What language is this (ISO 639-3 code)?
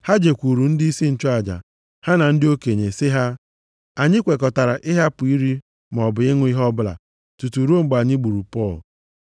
ibo